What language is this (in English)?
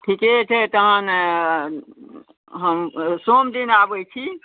Maithili